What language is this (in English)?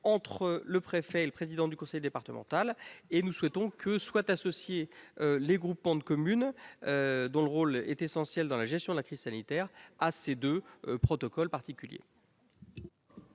French